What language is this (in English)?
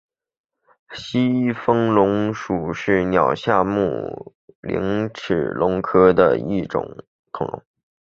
Chinese